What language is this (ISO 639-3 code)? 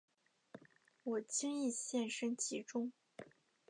zho